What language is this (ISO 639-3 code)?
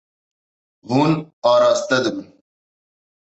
kur